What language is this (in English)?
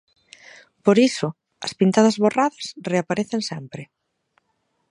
Galician